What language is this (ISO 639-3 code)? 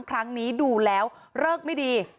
tha